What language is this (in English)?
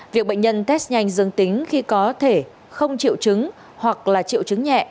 Vietnamese